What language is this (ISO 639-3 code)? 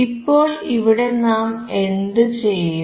mal